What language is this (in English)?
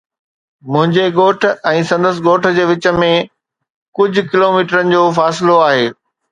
Sindhi